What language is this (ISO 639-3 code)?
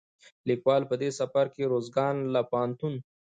pus